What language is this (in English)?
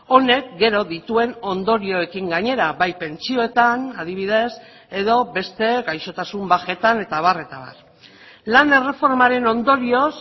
Basque